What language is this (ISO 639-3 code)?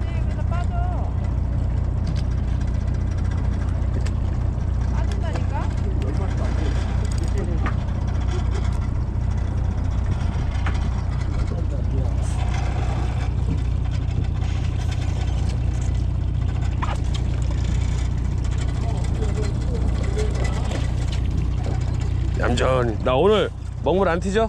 kor